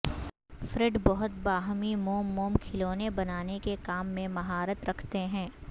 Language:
Urdu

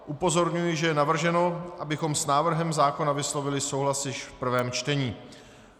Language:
Czech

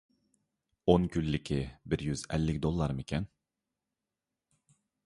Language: Uyghur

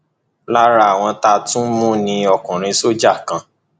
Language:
Yoruba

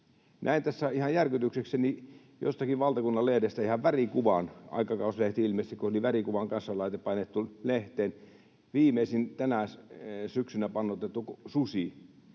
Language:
Finnish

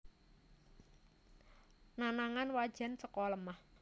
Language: Javanese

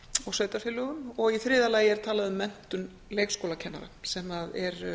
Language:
Icelandic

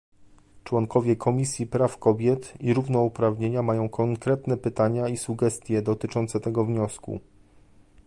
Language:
Polish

